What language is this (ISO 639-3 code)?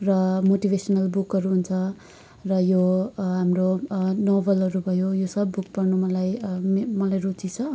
nep